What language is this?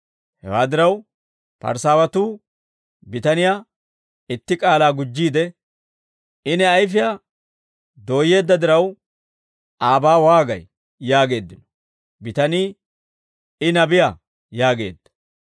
Dawro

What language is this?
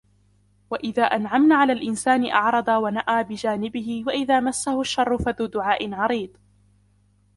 Arabic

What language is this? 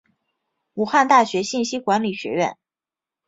Chinese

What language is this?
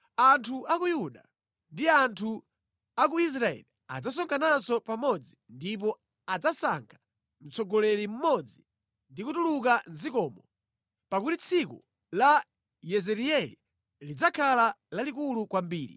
Nyanja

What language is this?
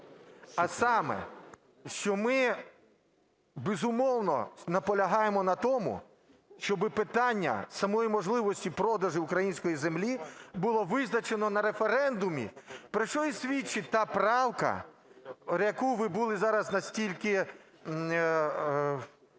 Ukrainian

